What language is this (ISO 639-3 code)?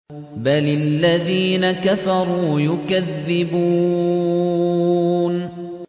ara